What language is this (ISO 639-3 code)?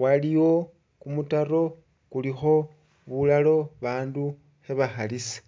myx